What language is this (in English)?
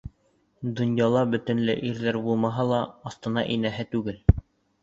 Bashkir